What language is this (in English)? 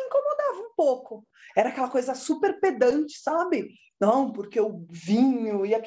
Portuguese